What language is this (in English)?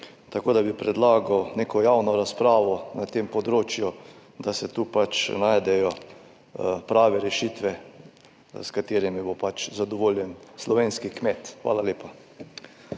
Slovenian